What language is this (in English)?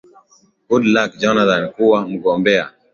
Swahili